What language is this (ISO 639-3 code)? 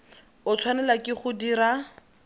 tsn